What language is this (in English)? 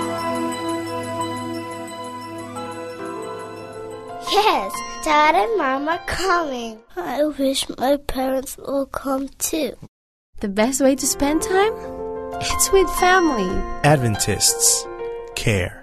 Filipino